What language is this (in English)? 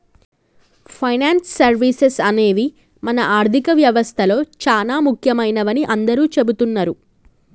Telugu